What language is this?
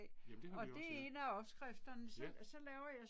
Danish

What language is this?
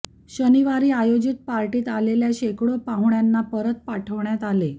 Marathi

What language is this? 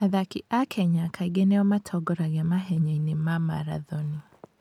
Kikuyu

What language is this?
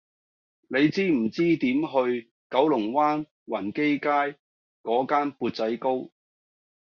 Cantonese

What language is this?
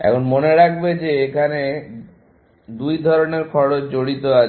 Bangla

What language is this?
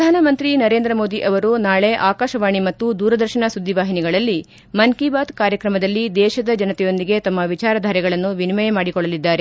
Kannada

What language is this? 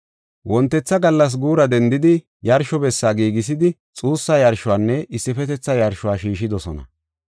Gofa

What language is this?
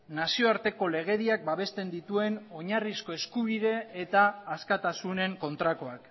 Basque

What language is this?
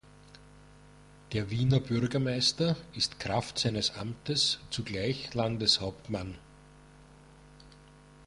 German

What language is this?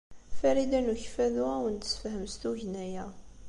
Kabyle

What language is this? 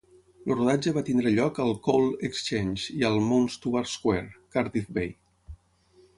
Catalan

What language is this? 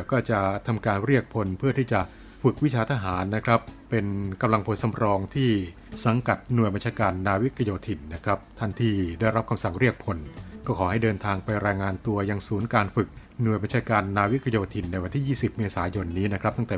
Thai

